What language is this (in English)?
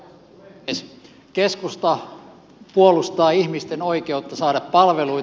Finnish